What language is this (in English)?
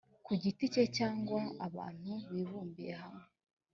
Kinyarwanda